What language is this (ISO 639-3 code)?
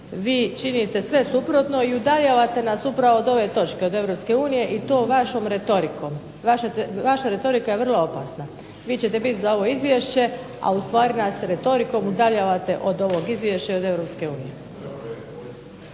hrv